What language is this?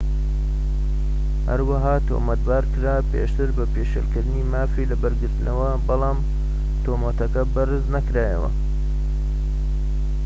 Central Kurdish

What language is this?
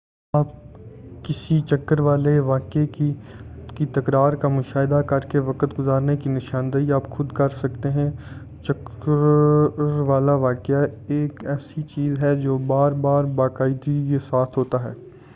Urdu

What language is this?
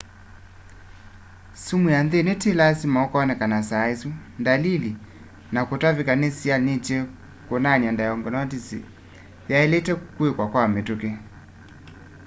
Kamba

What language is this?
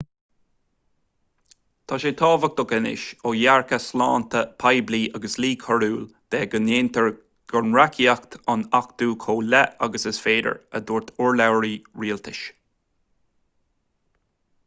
Irish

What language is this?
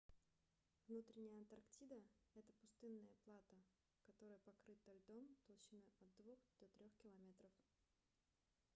Russian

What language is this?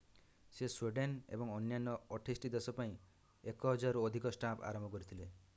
Odia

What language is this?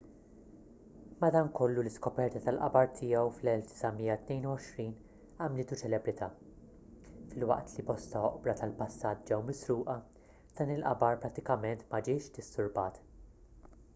Maltese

